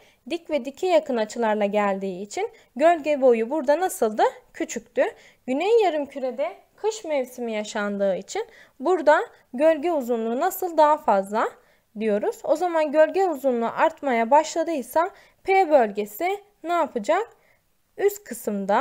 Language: Turkish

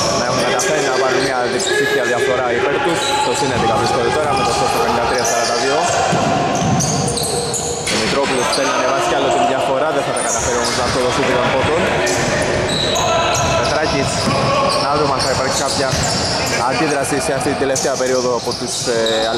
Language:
Greek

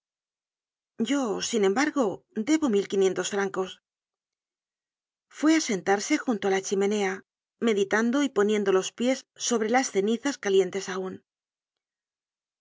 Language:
Spanish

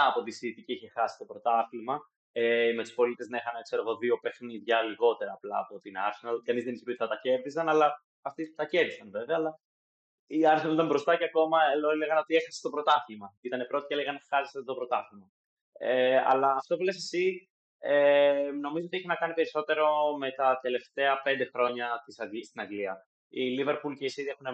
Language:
Greek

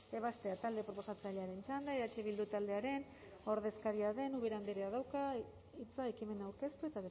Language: Basque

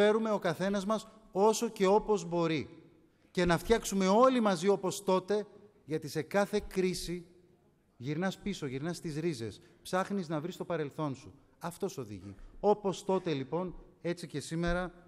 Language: Greek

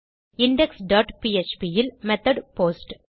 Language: Tamil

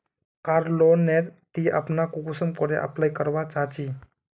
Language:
Magahi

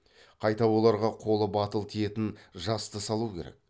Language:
Kazakh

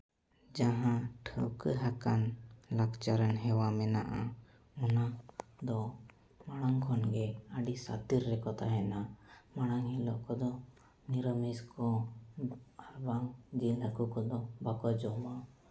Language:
Santali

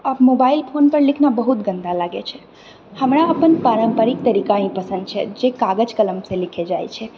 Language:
Maithili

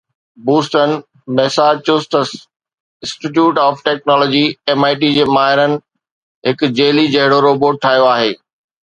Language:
Sindhi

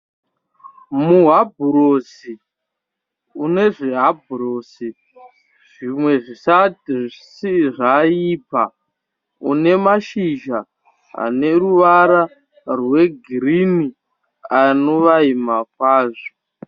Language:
Shona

